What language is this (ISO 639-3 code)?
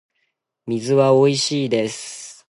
jpn